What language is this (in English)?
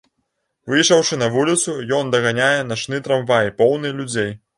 Belarusian